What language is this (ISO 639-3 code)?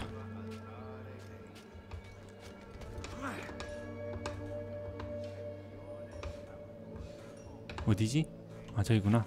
kor